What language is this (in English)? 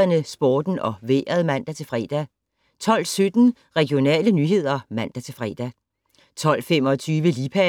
Danish